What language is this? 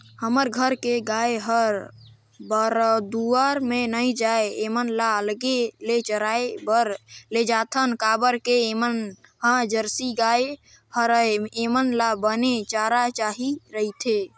Chhattisgarhi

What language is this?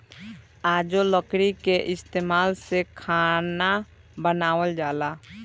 Bhojpuri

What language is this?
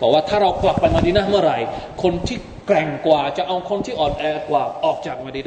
Thai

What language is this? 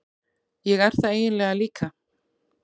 Icelandic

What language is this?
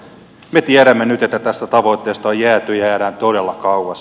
Finnish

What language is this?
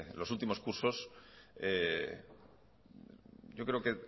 Spanish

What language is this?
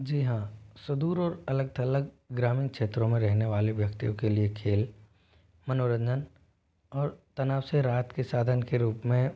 Hindi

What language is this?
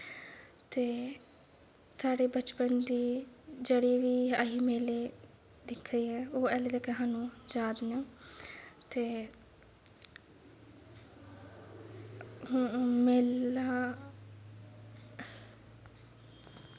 Dogri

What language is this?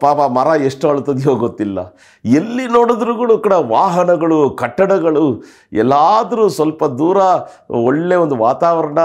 Kannada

